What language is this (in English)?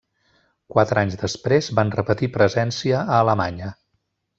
Catalan